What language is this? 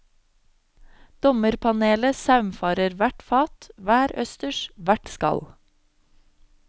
Norwegian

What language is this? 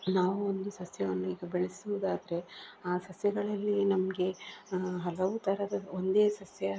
Kannada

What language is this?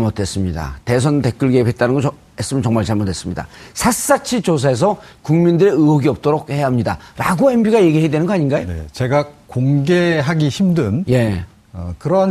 Korean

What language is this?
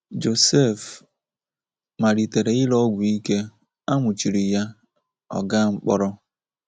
Igbo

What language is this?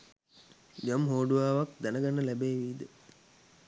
Sinhala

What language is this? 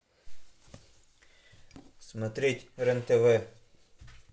Russian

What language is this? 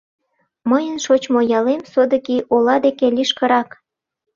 Mari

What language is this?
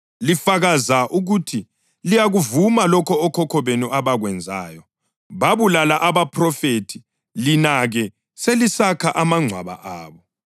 North Ndebele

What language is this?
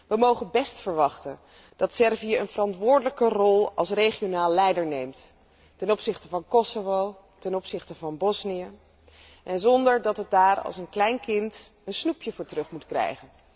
Dutch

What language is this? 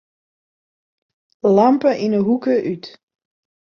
Western Frisian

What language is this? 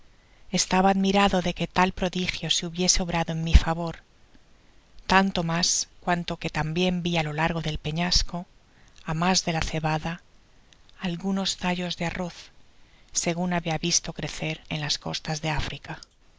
Spanish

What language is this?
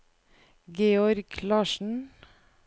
Norwegian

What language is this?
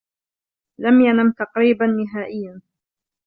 Arabic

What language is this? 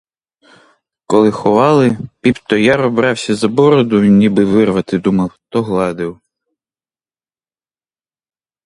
Ukrainian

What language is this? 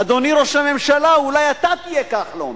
Hebrew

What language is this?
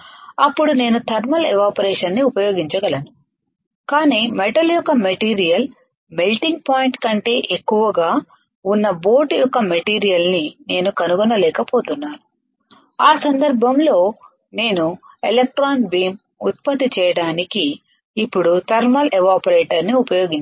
Telugu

